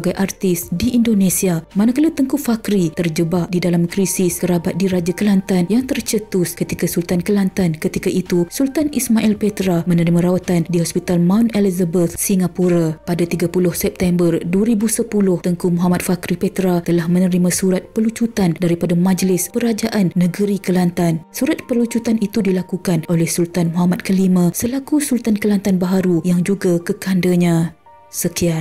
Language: Malay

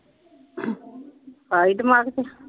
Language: Punjabi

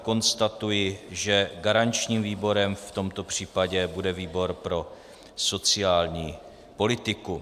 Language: Czech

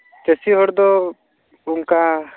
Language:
Santali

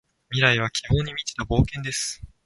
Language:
Japanese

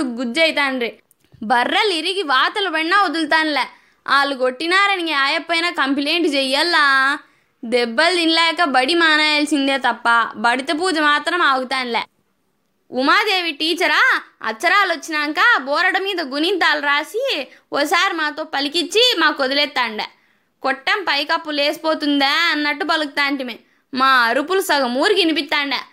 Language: Telugu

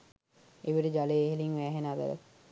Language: Sinhala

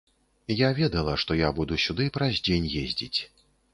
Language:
Belarusian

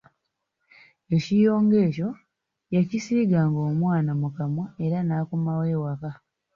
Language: Ganda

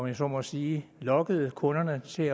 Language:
Danish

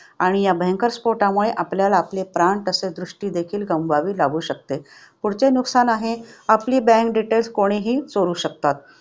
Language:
Marathi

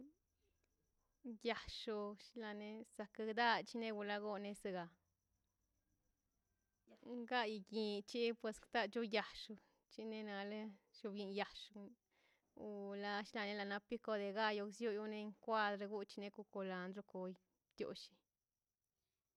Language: Mazaltepec Zapotec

